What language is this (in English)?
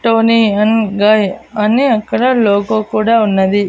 Telugu